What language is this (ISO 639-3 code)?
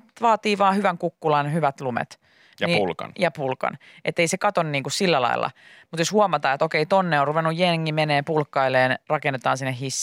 fin